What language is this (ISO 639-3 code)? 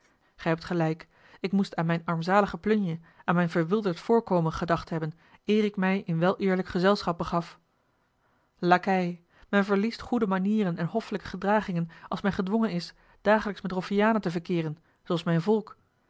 nld